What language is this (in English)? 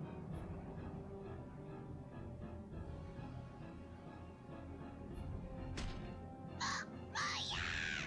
German